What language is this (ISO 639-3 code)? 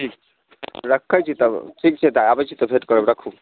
mai